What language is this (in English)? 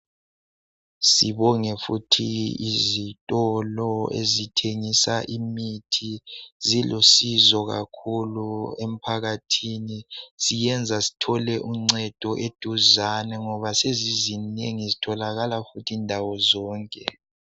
North Ndebele